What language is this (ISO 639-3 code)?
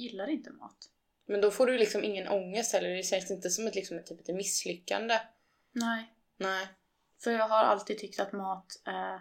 swe